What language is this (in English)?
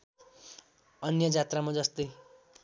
Nepali